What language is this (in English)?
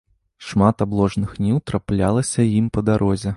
Belarusian